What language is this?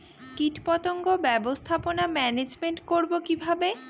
Bangla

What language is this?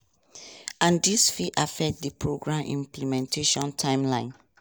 Nigerian Pidgin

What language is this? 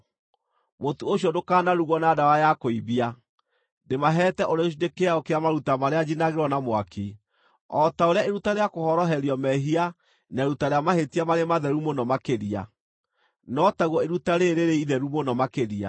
Kikuyu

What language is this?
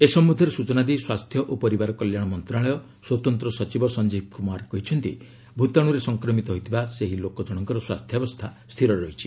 Odia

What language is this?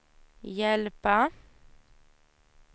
Swedish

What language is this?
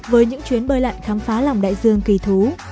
Vietnamese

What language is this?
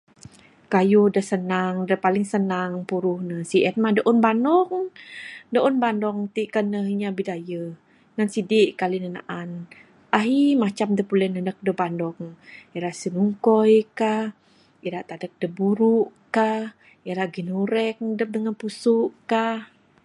Bukar-Sadung Bidayuh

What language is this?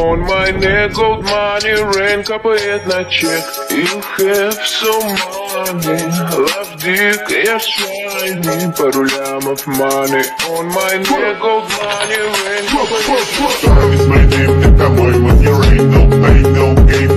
English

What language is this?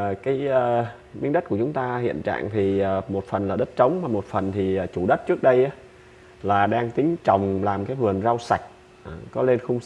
Vietnamese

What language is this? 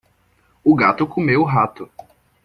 Portuguese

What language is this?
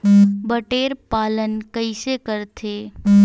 Chhattisgarhi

